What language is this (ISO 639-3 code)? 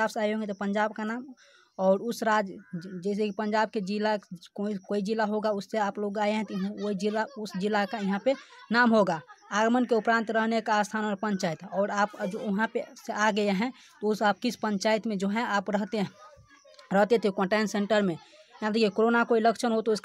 hin